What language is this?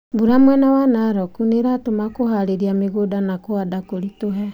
Kikuyu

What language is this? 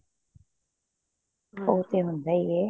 Punjabi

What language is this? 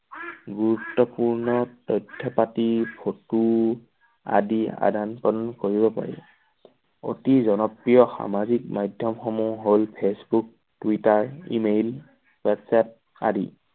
Assamese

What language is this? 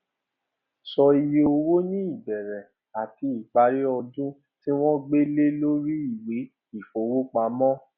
Yoruba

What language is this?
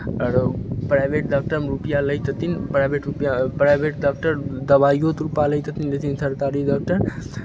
Maithili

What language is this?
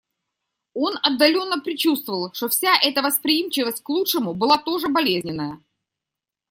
Russian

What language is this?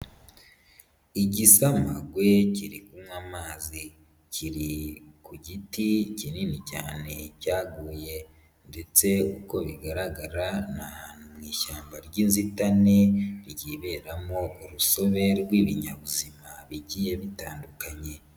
Kinyarwanda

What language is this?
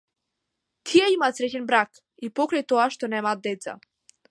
Macedonian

